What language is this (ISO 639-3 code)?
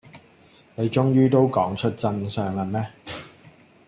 yue